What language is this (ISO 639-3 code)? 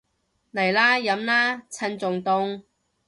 yue